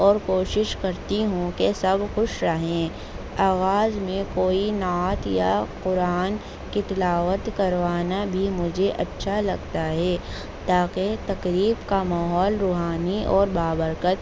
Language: Urdu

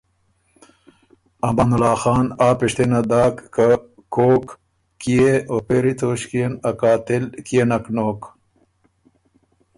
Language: Ormuri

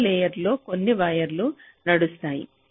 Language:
Telugu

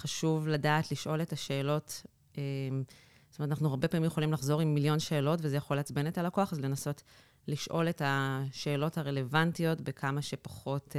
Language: Hebrew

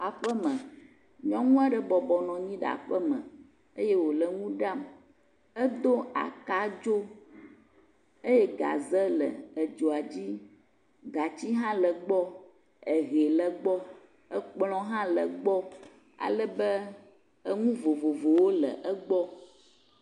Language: Ewe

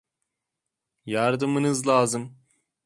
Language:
Turkish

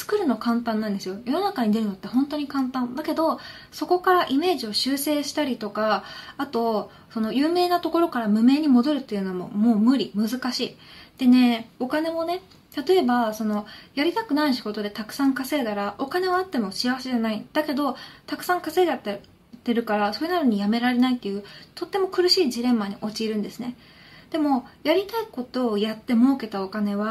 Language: Japanese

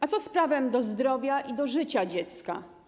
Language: Polish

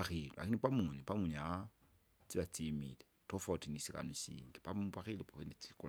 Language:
Kinga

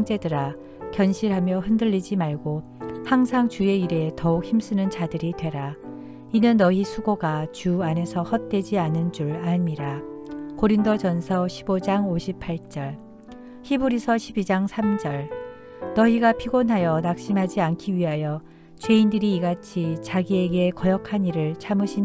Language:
Korean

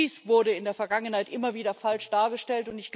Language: German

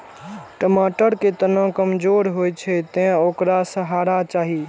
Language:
Maithili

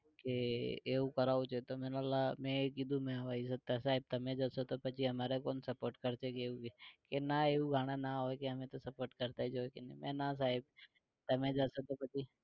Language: Gujarati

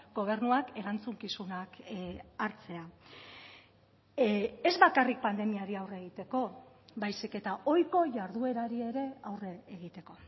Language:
Basque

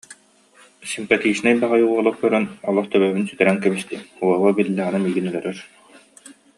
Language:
Yakut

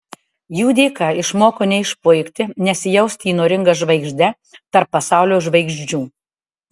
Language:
Lithuanian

